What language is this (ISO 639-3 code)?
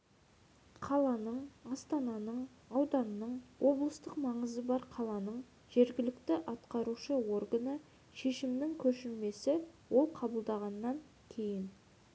kaz